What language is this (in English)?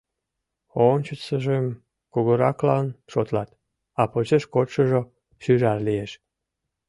Mari